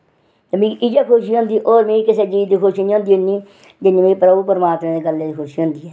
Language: Dogri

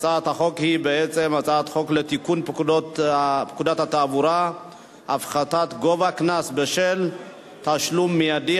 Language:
Hebrew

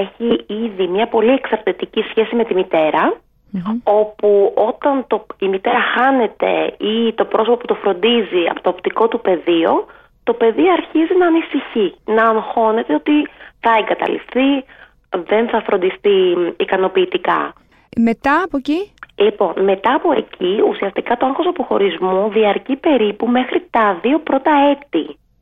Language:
Greek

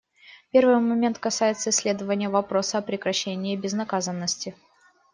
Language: Russian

